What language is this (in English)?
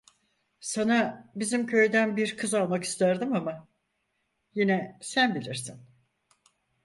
Turkish